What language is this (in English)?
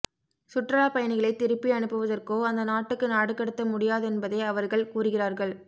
Tamil